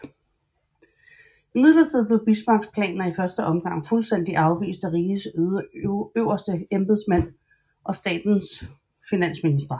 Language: Danish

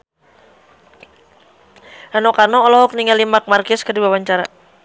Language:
Sundanese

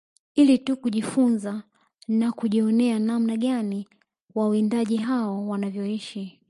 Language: Swahili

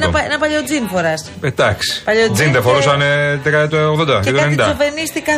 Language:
Greek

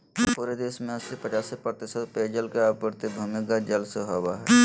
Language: Magahi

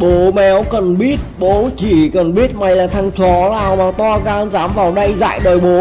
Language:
Vietnamese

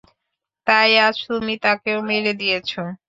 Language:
Bangla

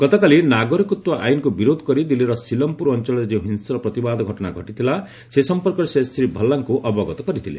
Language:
Odia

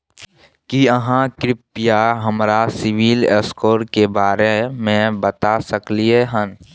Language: Maithili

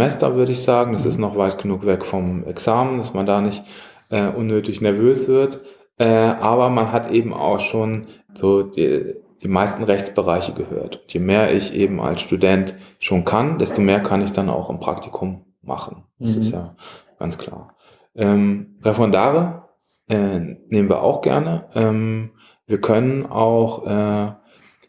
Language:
German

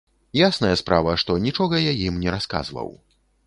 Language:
Belarusian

